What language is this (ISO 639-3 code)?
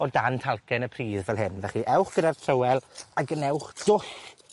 cym